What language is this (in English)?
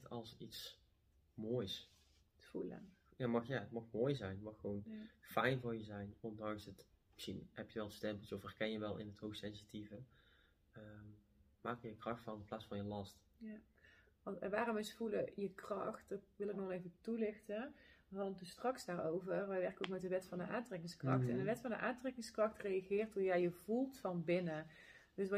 Dutch